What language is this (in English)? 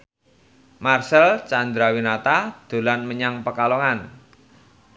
Javanese